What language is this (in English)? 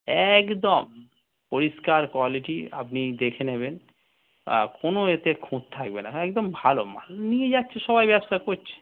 Bangla